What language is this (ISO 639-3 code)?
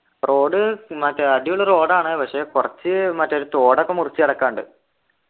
mal